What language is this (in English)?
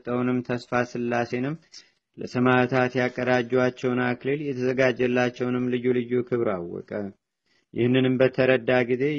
Amharic